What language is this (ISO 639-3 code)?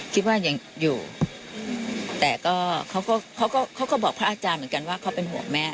tha